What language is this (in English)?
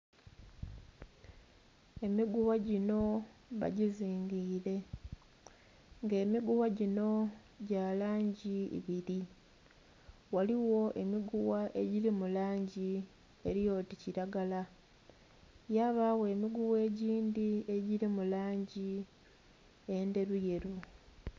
Soga